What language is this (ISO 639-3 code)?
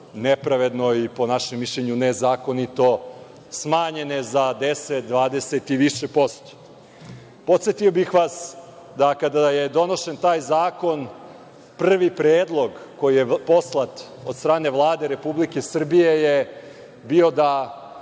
srp